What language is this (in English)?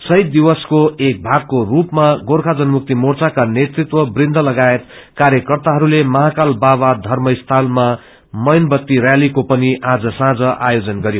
Nepali